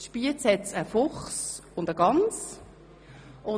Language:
Swiss German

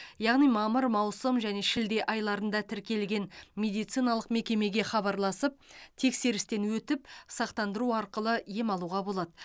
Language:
Kazakh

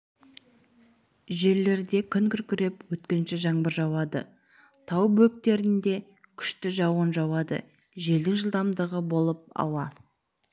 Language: Kazakh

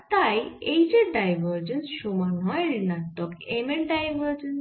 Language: Bangla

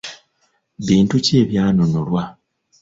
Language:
Ganda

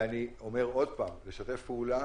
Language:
Hebrew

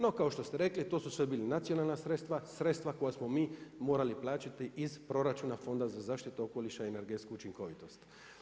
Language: Croatian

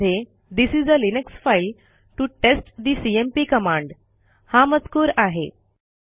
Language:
Marathi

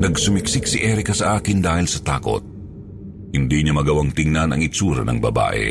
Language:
Filipino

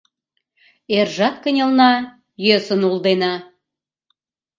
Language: Mari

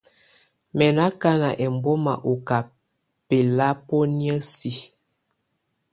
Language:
Tunen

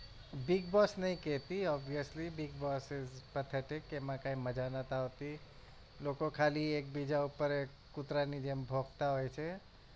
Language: Gujarati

